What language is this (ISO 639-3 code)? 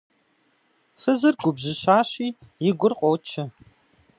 kbd